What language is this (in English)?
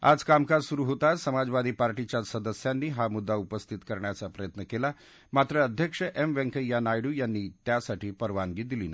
Marathi